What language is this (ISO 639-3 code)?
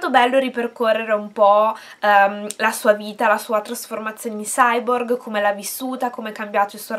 ita